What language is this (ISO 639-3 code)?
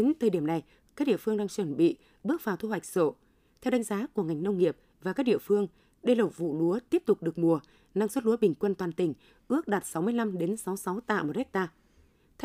vie